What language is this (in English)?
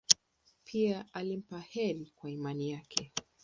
Swahili